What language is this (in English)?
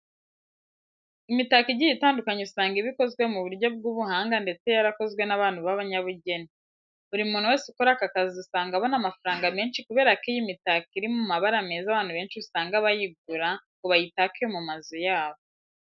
Kinyarwanda